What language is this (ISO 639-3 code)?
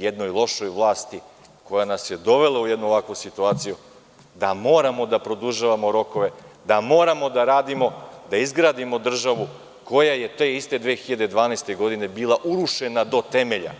srp